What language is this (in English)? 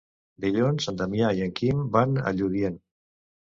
Catalan